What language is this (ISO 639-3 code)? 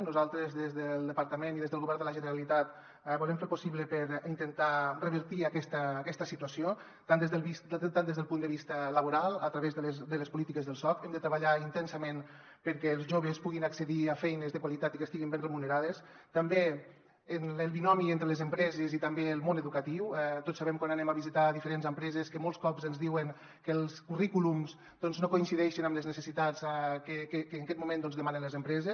cat